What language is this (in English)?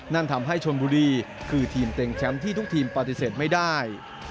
Thai